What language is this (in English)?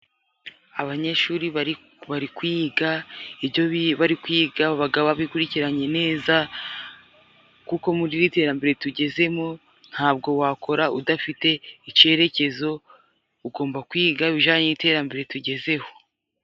Kinyarwanda